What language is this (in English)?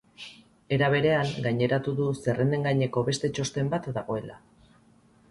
Basque